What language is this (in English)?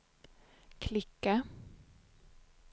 Swedish